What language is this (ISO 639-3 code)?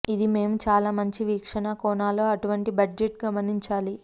tel